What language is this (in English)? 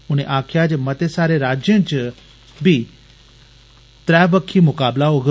Dogri